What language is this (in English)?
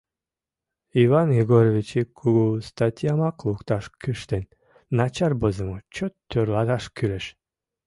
Mari